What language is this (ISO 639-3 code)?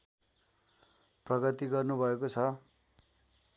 nep